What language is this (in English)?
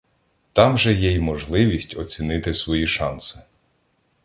Ukrainian